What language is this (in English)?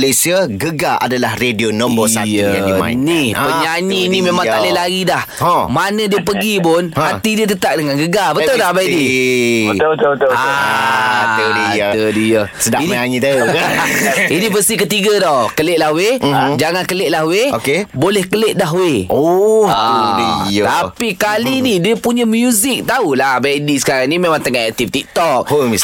Malay